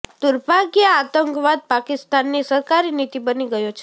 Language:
Gujarati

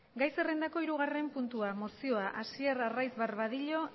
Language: Basque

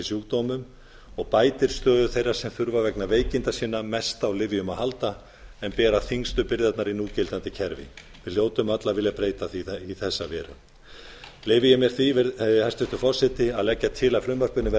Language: Icelandic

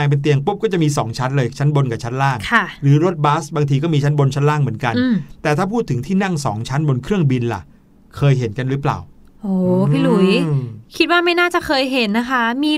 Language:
Thai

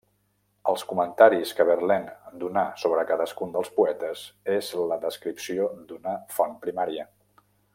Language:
Catalan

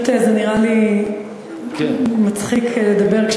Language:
Hebrew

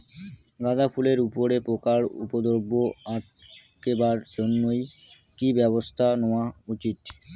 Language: Bangla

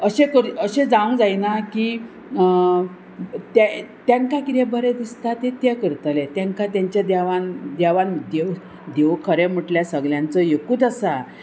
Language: Konkani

